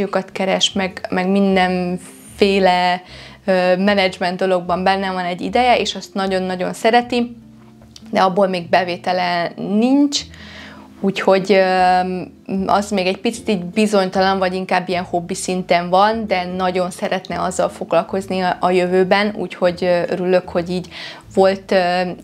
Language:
Hungarian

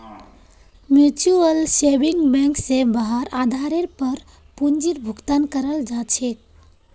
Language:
Magahi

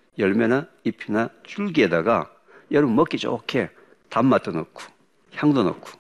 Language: Korean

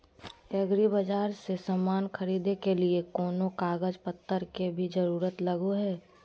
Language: Magahi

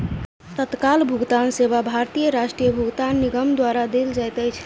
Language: Maithili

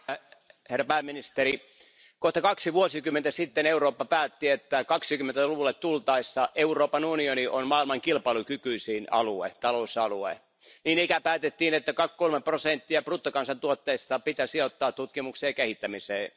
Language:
Finnish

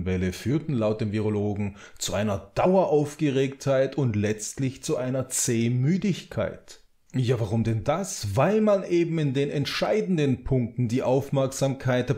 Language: German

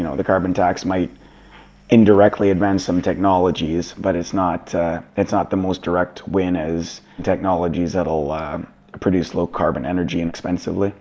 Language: English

